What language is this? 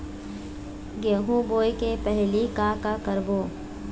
Chhattisgarhi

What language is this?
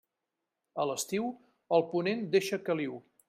Catalan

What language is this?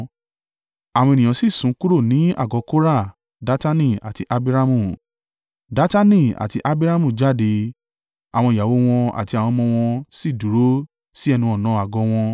Yoruba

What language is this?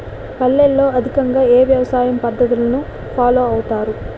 Telugu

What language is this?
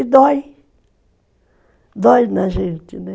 Portuguese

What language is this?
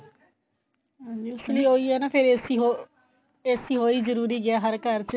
Punjabi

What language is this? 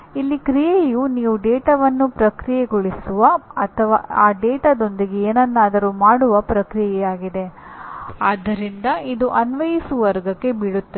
Kannada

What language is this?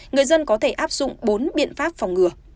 Vietnamese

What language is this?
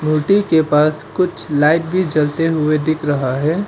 Hindi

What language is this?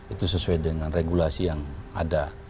Indonesian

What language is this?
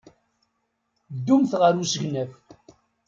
Kabyle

